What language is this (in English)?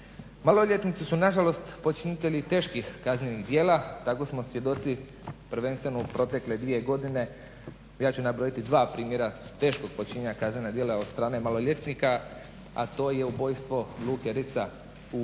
Croatian